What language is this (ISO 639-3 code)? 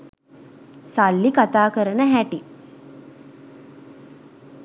sin